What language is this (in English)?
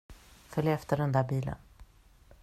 Swedish